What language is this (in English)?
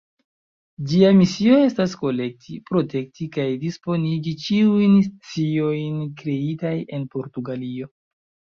Esperanto